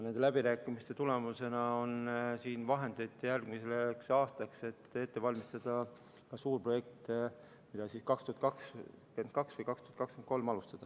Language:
Estonian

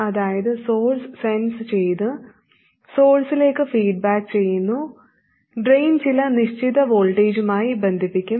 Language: Malayalam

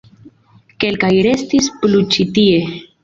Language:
Esperanto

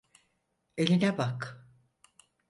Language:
Turkish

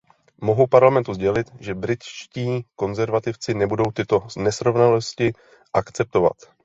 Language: Czech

